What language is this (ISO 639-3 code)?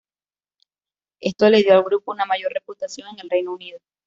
spa